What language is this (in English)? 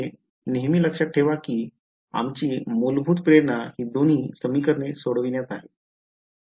Marathi